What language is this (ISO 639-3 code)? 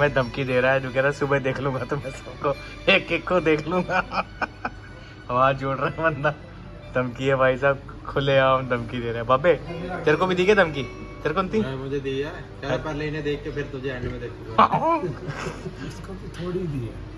hin